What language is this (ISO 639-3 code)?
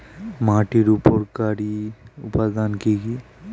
ben